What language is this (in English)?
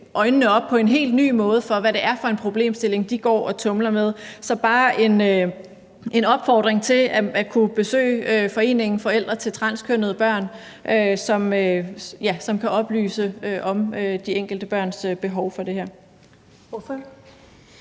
Danish